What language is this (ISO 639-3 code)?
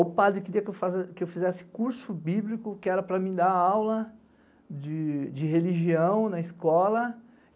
por